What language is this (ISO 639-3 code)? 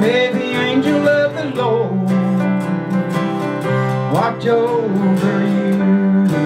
eng